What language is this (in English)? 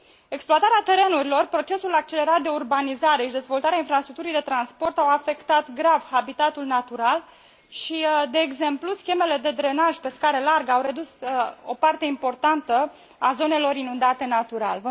Romanian